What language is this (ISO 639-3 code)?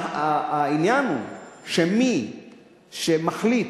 heb